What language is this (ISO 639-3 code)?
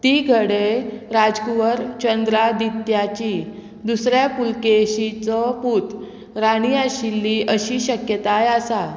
kok